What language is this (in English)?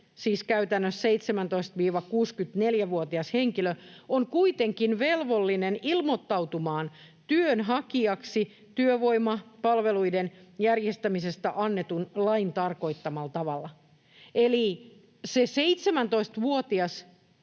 Finnish